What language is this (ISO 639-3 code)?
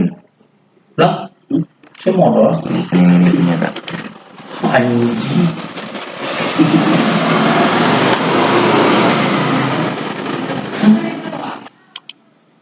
ind